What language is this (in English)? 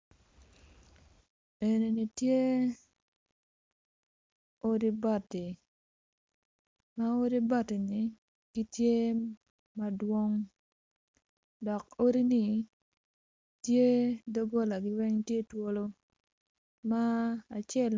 Acoli